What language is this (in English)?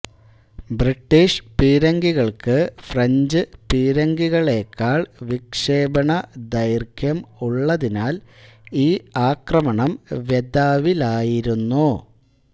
Malayalam